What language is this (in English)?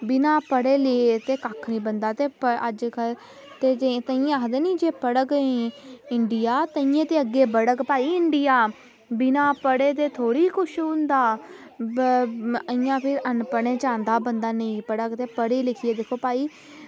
Dogri